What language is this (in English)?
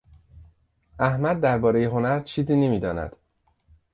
Persian